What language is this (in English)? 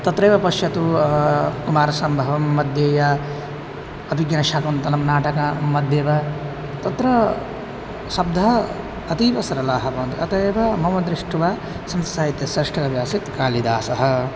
Sanskrit